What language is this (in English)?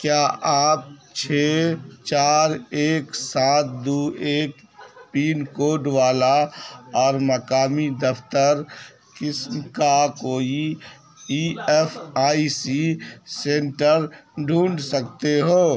Urdu